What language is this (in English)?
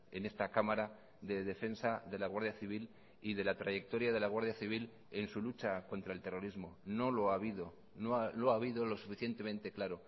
Spanish